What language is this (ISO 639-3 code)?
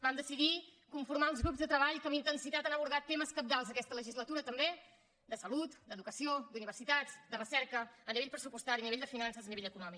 cat